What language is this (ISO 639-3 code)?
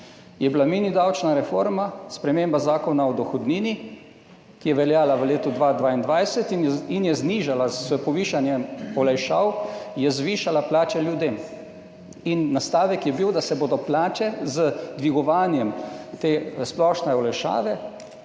slv